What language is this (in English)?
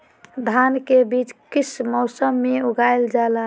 Magahi